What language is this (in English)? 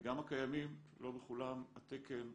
Hebrew